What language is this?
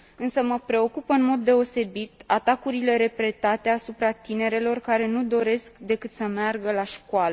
Romanian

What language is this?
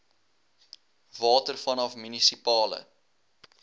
Afrikaans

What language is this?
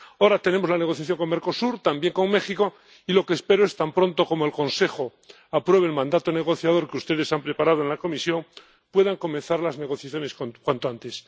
Spanish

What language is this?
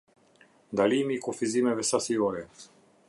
Albanian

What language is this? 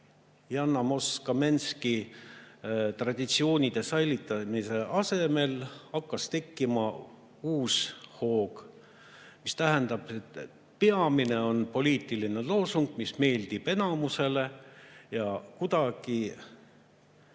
Estonian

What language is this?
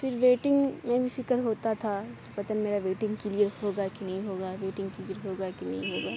Urdu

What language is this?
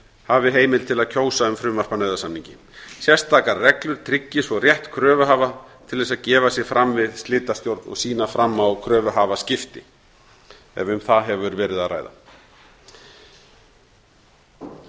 Icelandic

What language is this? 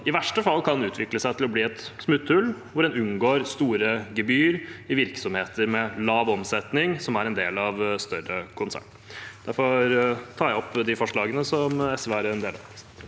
Norwegian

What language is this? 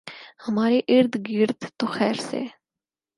Urdu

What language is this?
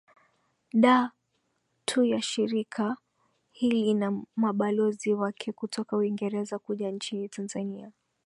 Swahili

